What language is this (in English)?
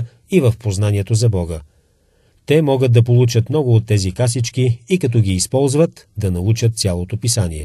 Bulgarian